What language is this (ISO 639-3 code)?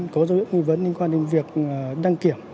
vie